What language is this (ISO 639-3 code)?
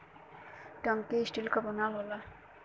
bho